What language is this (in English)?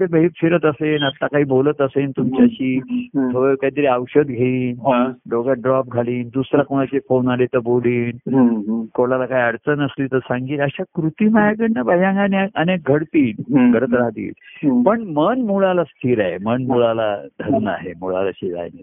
Marathi